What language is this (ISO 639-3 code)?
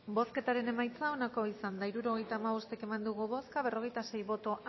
eus